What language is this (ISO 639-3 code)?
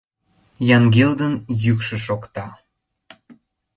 chm